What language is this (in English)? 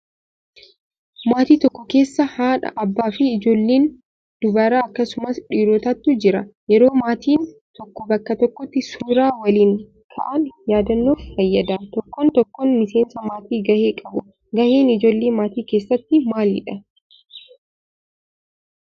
Oromo